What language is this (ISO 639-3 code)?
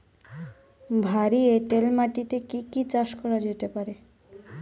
ben